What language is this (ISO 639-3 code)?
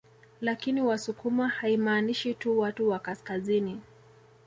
swa